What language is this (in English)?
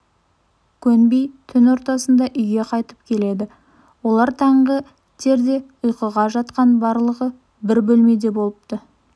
Kazakh